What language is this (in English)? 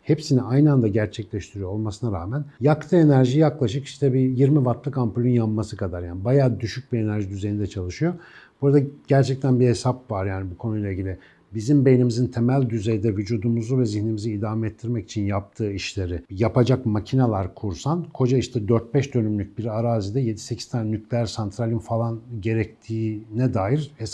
Turkish